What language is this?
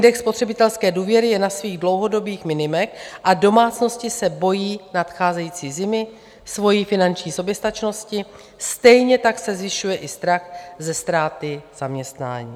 Czech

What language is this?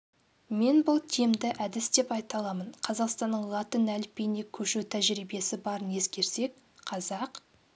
Kazakh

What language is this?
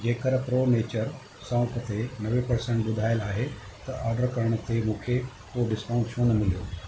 Sindhi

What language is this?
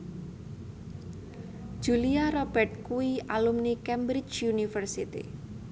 Javanese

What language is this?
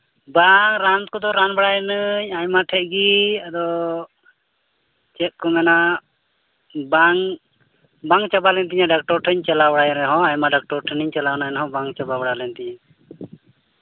Santali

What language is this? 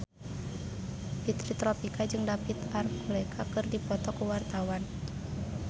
Sundanese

